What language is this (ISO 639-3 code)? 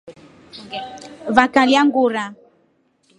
rof